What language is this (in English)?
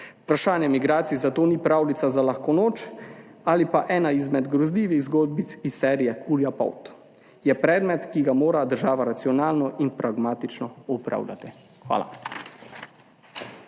Slovenian